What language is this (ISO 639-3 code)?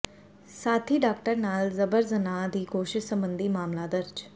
pan